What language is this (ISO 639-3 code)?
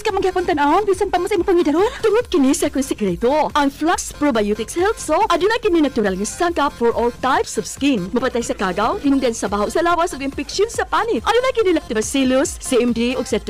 fil